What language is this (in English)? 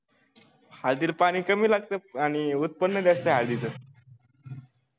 Marathi